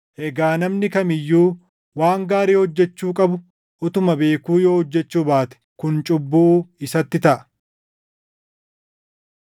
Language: Oromo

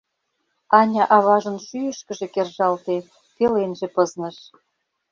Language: Mari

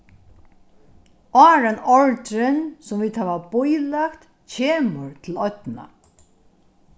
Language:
Faroese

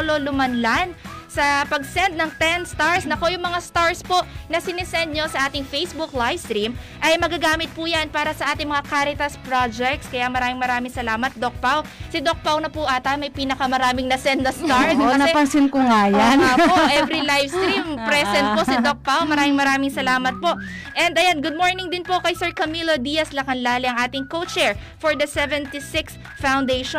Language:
Filipino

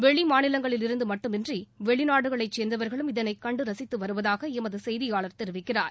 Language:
Tamil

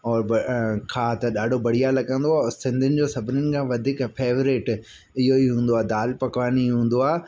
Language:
Sindhi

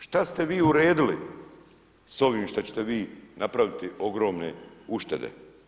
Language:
Croatian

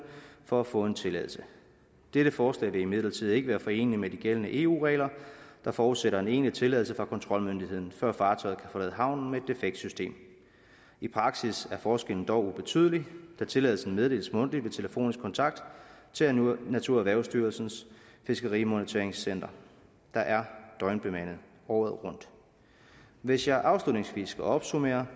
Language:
Danish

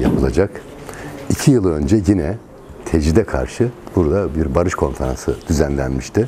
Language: Turkish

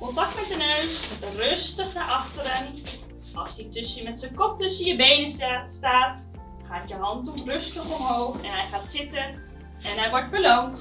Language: Dutch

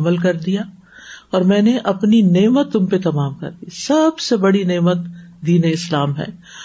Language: Urdu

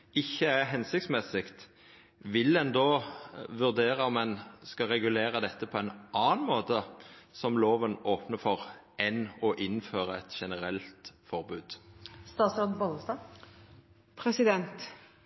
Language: Norwegian Nynorsk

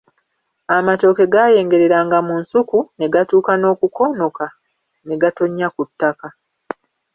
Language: Ganda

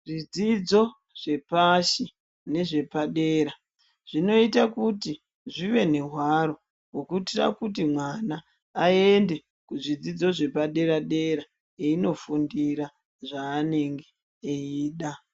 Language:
Ndau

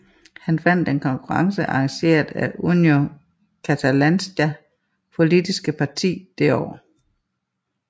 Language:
Danish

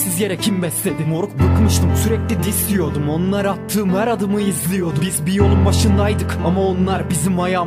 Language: Turkish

